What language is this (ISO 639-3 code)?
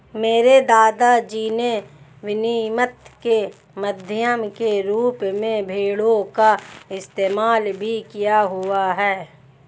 hin